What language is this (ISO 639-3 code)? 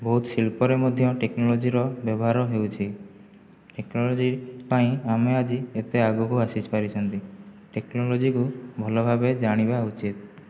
ori